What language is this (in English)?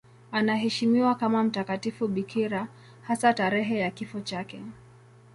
Swahili